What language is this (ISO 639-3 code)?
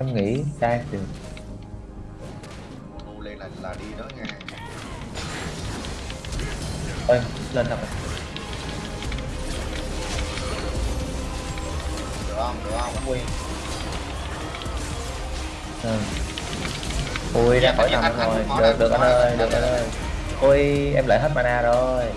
vie